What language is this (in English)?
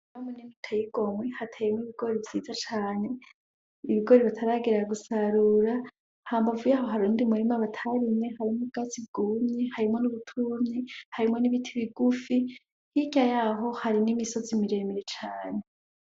Rundi